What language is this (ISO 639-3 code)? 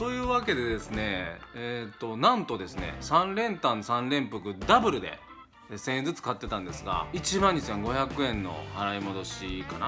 jpn